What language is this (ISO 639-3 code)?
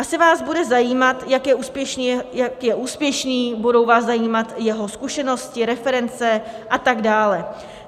ces